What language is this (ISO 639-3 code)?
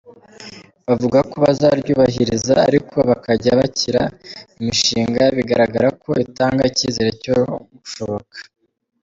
kin